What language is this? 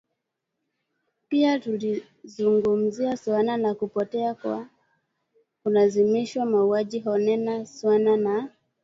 Swahili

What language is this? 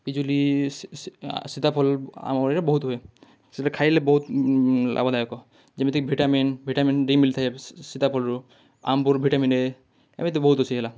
Odia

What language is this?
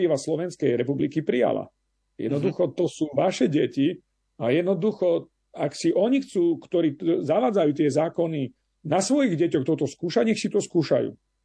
Slovak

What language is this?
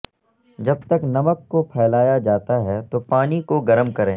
Urdu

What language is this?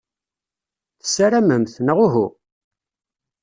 Kabyle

